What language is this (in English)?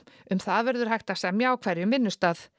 Icelandic